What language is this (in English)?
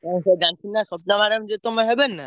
Odia